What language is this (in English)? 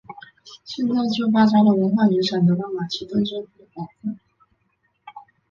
Chinese